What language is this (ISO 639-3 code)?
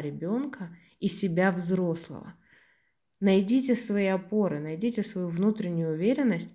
rus